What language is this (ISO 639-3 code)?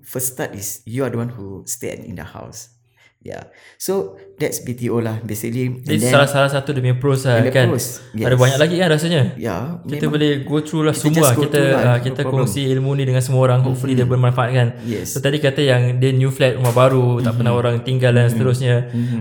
msa